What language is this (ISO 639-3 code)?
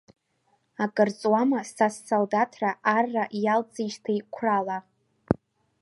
abk